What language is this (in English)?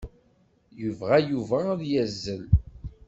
Kabyle